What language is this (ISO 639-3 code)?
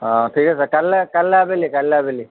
asm